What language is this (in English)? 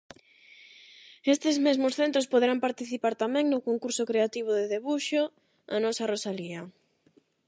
Galician